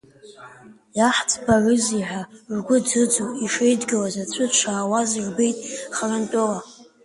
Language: Abkhazian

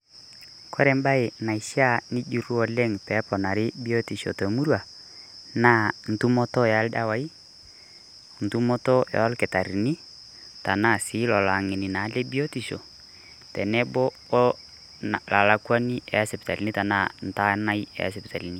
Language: Masai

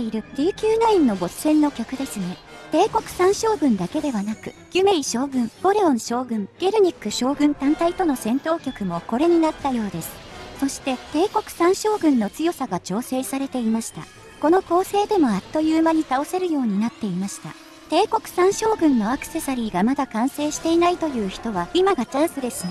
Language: Japanese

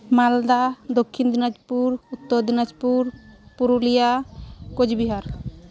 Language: Santali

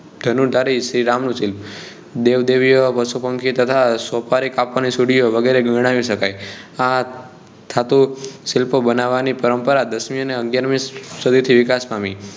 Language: Gujarati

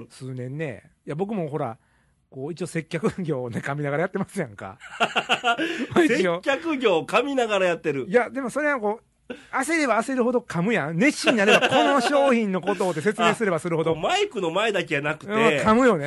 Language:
Japanese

